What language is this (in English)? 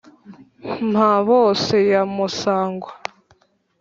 Kinyarwanda